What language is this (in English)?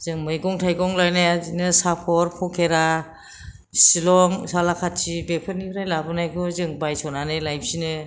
Bodo